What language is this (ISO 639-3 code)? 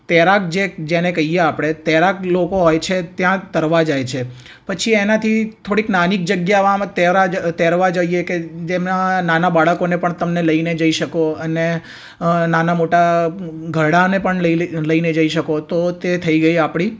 guj